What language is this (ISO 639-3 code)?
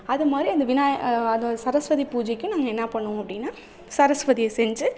tam